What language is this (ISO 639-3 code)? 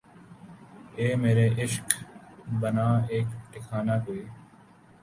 urd